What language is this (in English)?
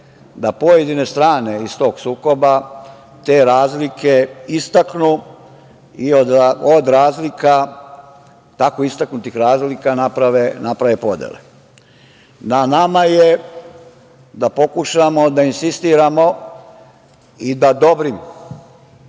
Serbian